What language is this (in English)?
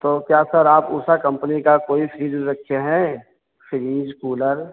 Hindi